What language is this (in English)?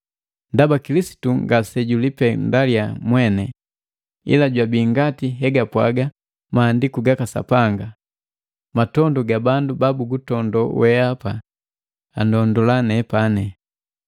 Matengo